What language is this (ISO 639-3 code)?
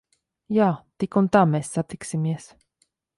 lav